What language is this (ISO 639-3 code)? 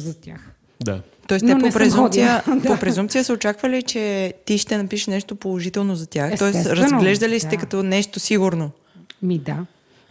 bul